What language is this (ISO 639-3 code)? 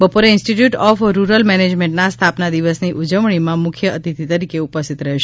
guj